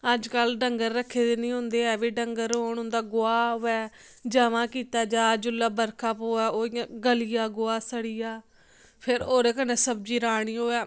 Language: Dogri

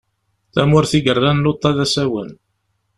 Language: Kabyle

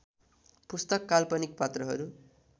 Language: Nepali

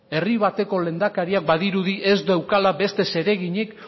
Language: Basque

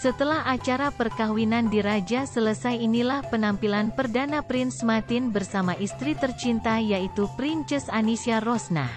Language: Indonesian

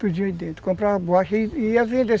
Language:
Portuguese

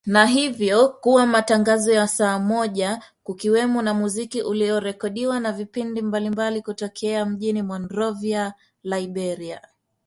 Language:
Swahili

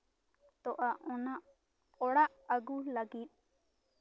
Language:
Santali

